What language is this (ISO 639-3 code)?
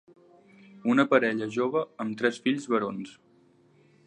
cat